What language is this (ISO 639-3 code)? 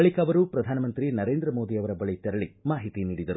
kan